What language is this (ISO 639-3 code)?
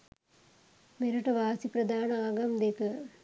sin